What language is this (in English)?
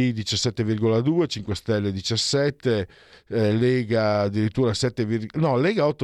Italian